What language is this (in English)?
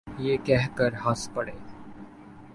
Urdu